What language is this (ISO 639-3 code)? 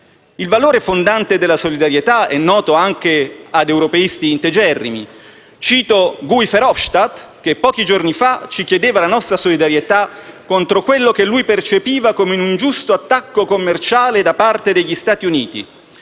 ita